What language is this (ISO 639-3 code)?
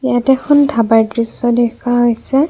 asm